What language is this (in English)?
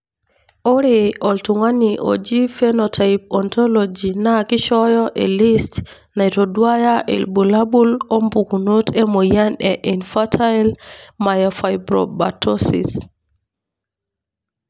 Masai